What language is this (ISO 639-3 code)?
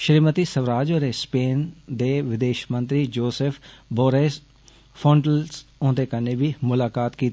doi